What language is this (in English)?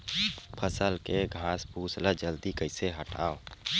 Chhattisgarhi